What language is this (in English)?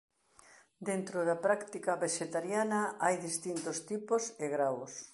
Galician